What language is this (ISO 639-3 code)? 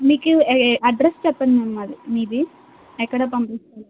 tel